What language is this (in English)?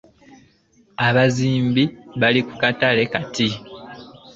Ganda